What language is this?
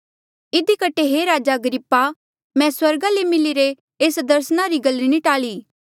Mandeali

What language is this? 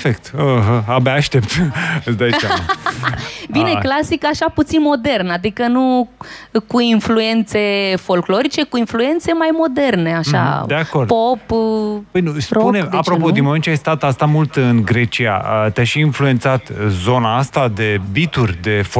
Romanian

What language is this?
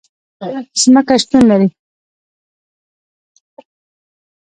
Pashto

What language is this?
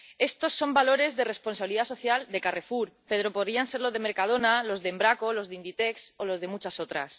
Spanish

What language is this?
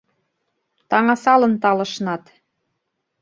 Mari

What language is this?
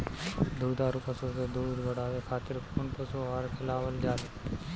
Bhojpuri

